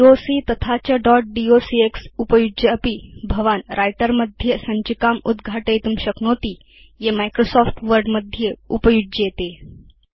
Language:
Sanskrit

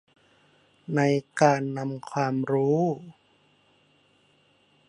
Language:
Thai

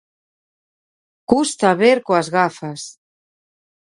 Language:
Galician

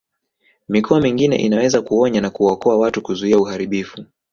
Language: Swahili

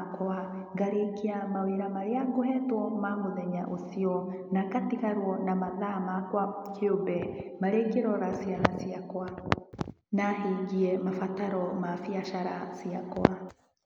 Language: Kikuyu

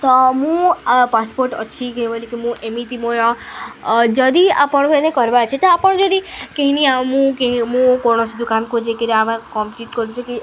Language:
Odia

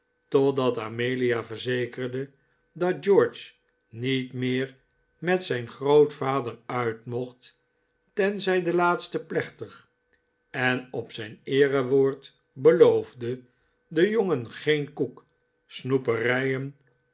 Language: Dutch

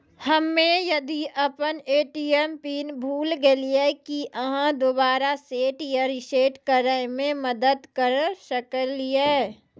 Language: Maithili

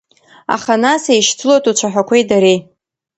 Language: Abkhazian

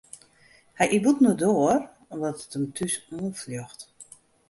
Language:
Western Frisian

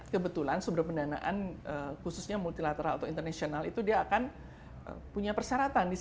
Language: Indonesian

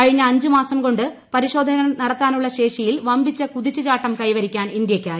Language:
Malayalam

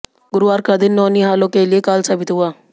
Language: Hindi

